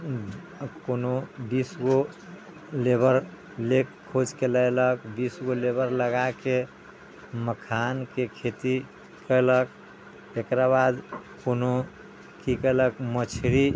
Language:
Maithili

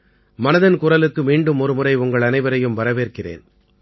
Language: Tamil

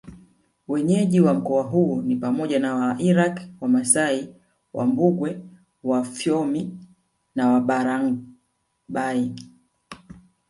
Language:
Swahili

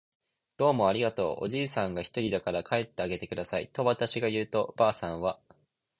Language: Japanese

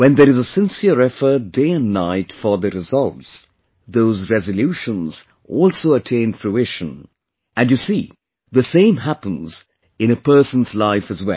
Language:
English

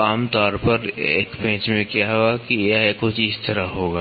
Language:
Hindi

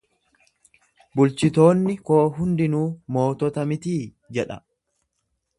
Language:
Oromo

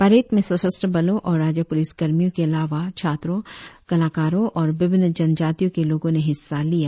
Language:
Hindi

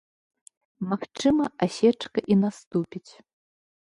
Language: Belarusian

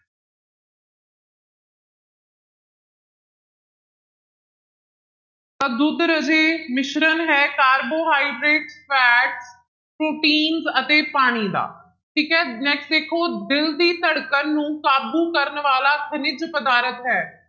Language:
Punjabi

